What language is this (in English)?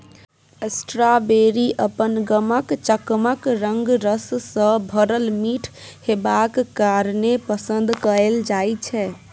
Maithili